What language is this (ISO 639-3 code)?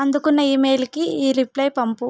tel